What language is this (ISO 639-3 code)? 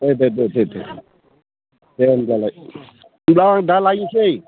brx